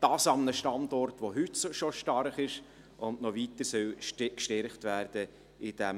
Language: Swiss German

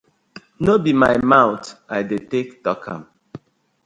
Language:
Nigerian Pidgin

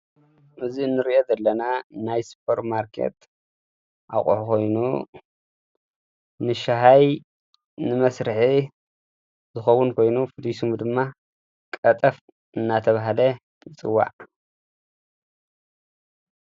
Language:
Tigrinya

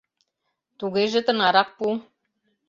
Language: Mari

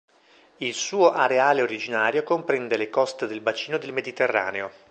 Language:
Italian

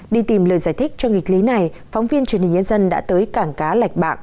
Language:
Vietnamese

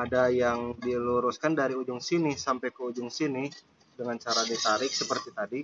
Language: Indonesian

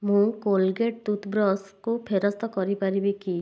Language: Odia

